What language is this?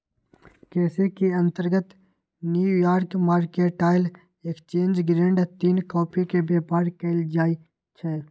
Magahi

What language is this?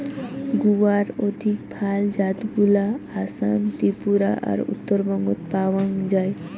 Bangla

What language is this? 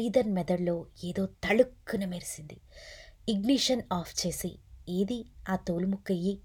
Telugu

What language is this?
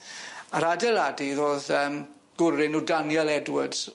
Welsh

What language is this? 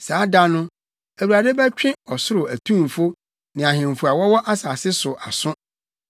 Akan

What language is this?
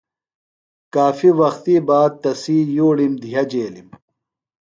Phalura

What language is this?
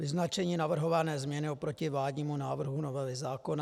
Czech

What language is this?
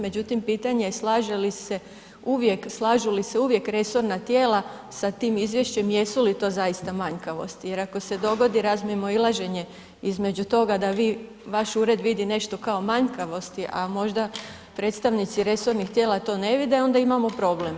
Croatian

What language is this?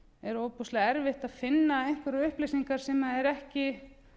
Icelandic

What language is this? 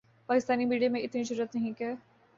Urdu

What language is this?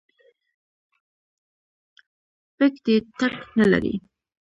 Pashto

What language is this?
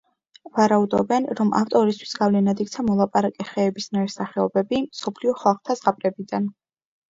Georgian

